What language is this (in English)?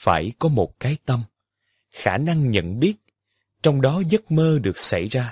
Vietnamese